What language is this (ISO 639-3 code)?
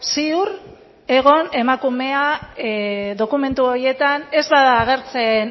eus